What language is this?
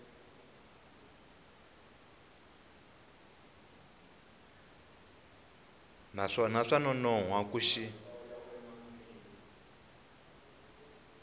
Tsonga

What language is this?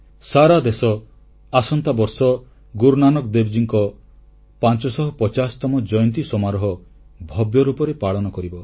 Odia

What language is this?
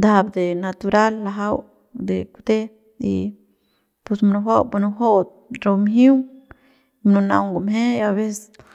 Central Pame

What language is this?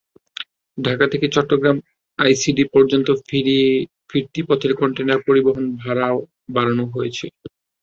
Bangla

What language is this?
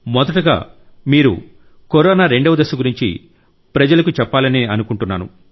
Telugu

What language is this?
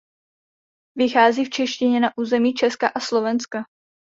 Czech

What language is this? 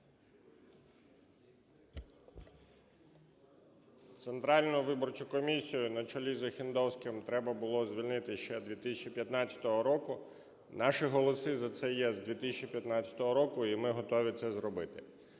Ukrainian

